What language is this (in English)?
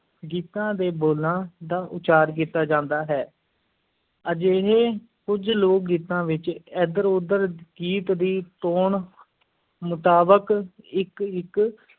Punjabi